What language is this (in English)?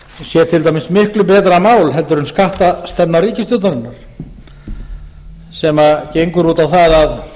Icelandic